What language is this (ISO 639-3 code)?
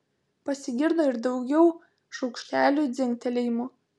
lit